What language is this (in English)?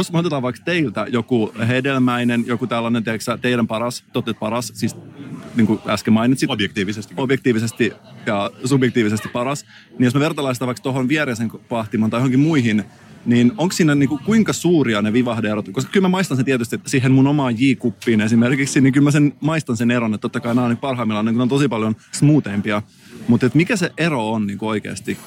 Finnish